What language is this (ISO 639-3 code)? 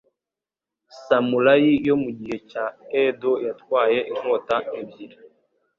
kin